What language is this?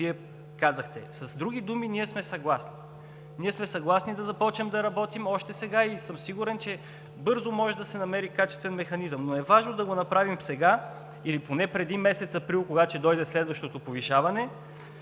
Bulgarian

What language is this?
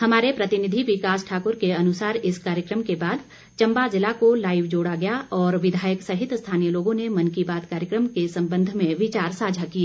Hindi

